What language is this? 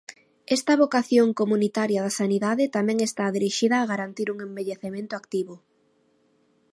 Galician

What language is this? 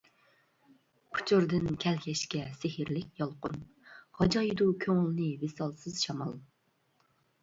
Uyghur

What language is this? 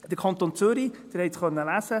Swiss German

